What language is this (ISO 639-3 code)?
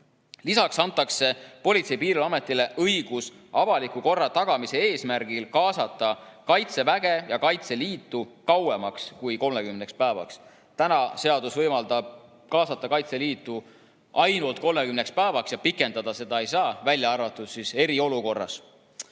est